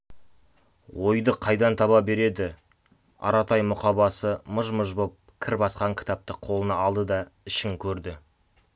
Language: Kazakh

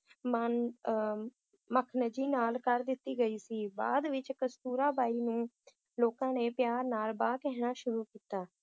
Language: Punjabi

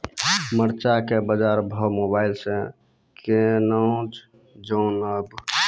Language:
Maithili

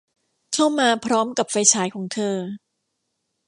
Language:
Thai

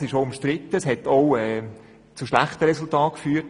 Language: Swiss German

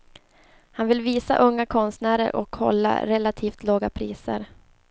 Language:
Swedish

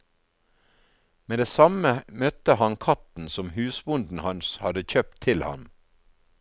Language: Norwegian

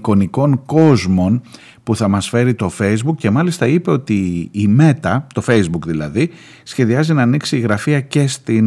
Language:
Greek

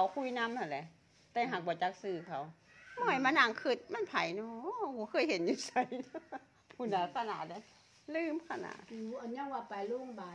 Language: Thai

